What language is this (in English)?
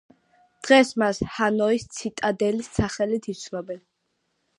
Georgian